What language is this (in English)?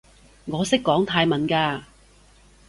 Cantonese